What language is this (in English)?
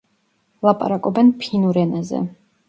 Georgian